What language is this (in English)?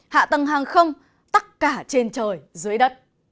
Vietnamese